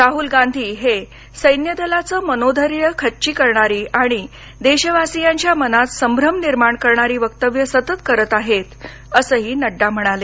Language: Marathi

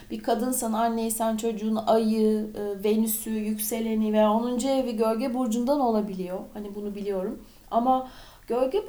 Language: Turkish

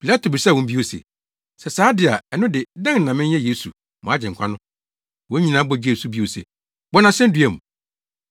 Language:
Akan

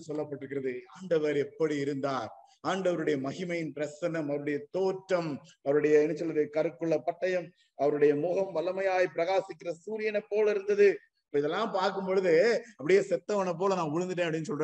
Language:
Tamil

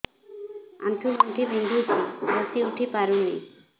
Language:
Odia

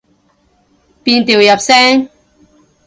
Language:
Cantonese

